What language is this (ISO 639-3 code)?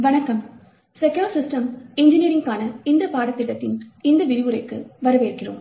tam